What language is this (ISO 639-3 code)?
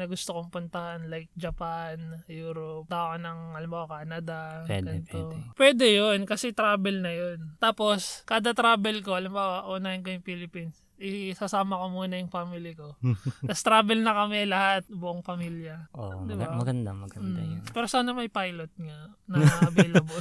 fil